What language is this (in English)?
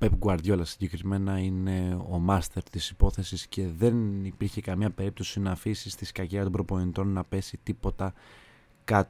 Greek